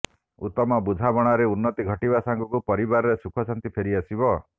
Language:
Odia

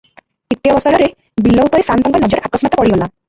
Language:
Odia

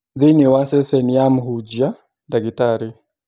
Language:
Kikuyu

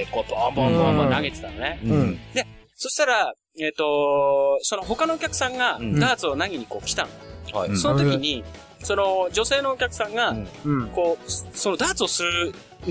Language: Japanese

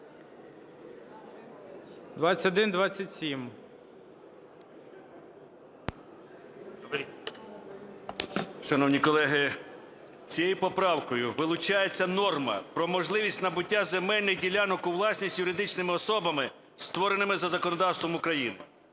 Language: Ukrainian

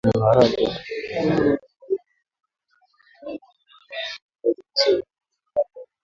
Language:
Swahili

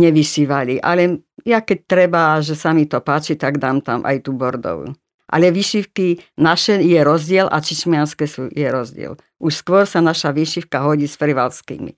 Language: Slovak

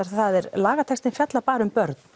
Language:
Icelandic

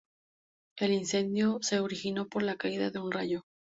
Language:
Spanish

